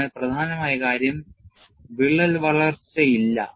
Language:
Malayalam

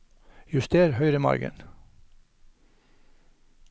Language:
Norwegian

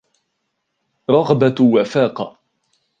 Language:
Arabic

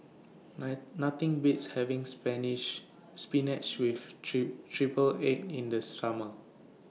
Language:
English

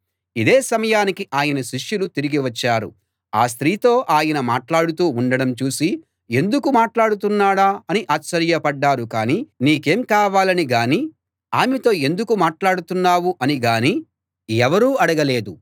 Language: Telugu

